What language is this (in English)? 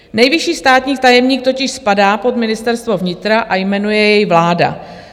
Czech